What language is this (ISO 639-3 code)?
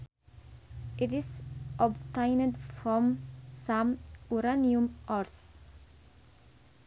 sun